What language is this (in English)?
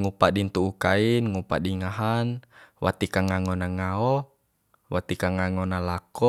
Bima